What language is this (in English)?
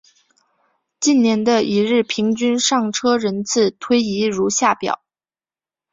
Chinese